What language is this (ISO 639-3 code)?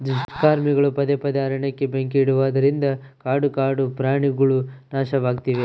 kan